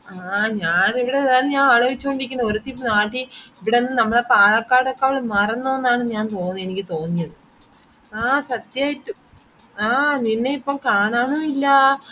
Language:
Malayalam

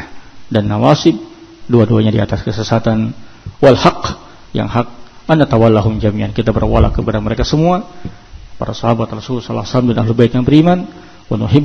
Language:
Indonesian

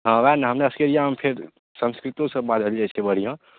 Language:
Maithili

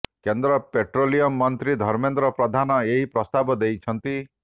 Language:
Odia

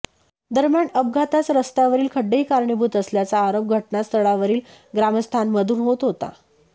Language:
Marathi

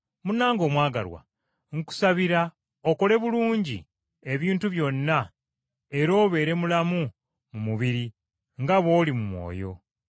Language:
Ganda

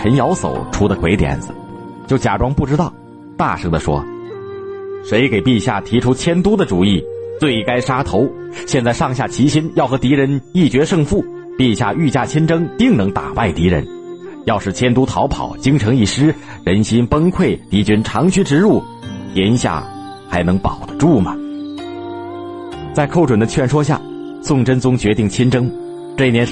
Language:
Chinese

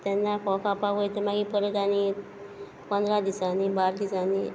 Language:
Konkani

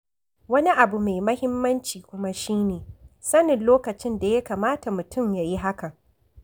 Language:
Hausa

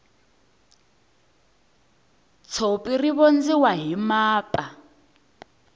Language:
Tsonga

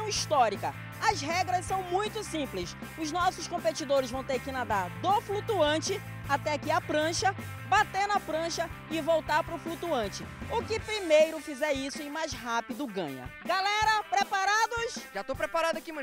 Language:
Portuguese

